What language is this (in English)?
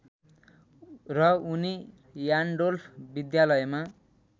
Nepali